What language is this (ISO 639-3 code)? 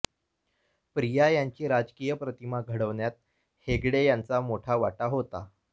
mar